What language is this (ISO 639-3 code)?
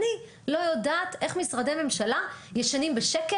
heb